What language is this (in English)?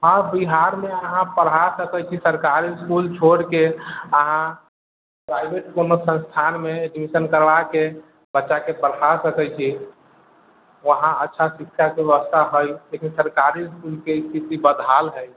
Maithili